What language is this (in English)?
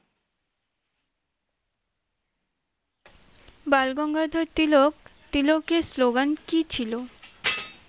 Bangla